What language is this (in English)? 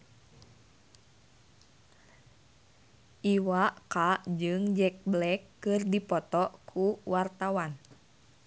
Sundanese